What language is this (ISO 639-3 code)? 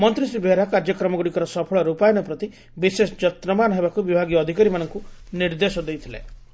ori